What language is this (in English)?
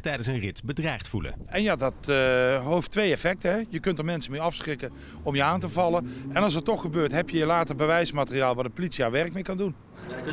Dutch